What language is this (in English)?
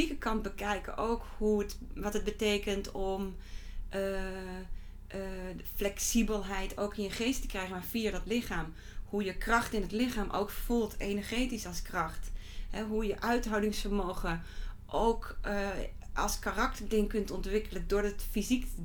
Dutch